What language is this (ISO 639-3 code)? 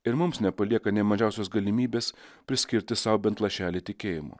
lit